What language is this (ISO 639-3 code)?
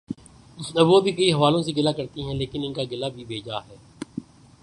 urd